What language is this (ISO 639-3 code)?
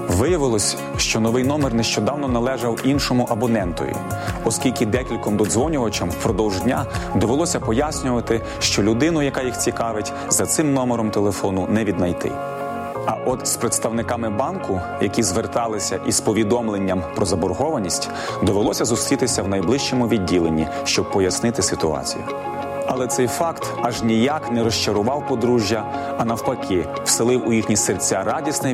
ukr